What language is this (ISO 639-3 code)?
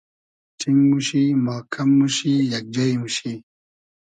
haz